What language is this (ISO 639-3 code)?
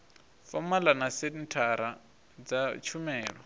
ven